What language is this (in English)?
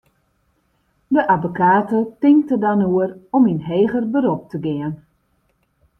Western Frisian